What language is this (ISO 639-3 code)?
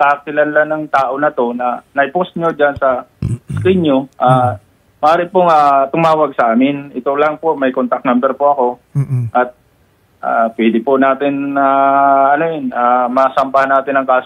fil